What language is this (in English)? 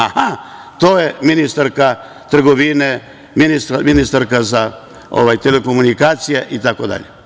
Serbian